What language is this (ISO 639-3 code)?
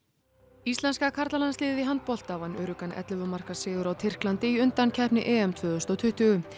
isl